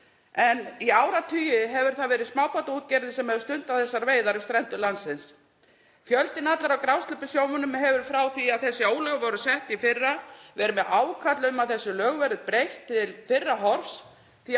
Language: Icelandic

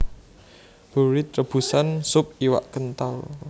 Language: Javanese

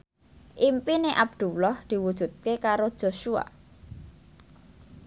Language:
Javanese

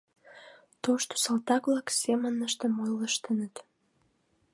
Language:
Mari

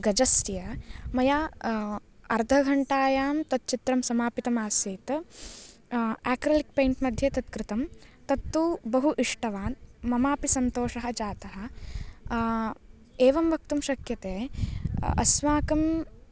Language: Sanskrit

